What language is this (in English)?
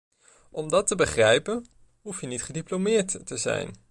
Dutch